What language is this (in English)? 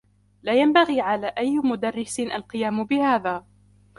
Arabic